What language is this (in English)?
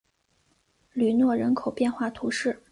Chinese